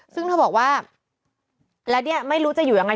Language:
Thai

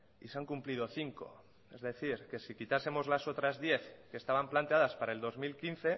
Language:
Spanish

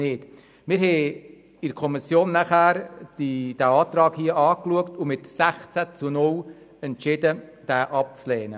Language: Swiss German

